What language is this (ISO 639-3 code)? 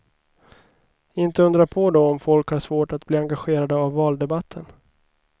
swe